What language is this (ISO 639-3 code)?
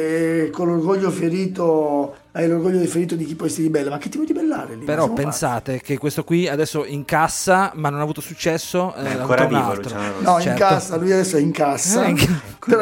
ita